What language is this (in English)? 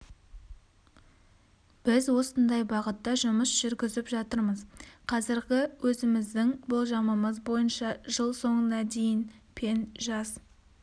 Kazakh